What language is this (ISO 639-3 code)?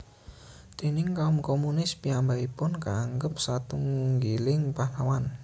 jav